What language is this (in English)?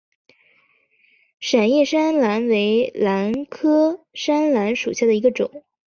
Chinese